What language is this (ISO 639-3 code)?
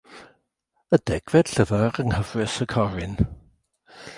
cym